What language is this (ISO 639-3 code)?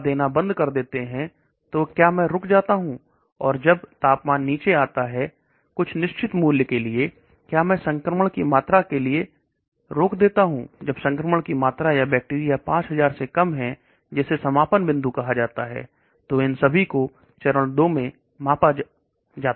hin